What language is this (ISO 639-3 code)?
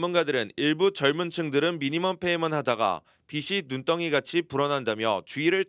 kor